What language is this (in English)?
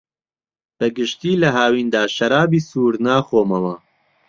Central Kurdish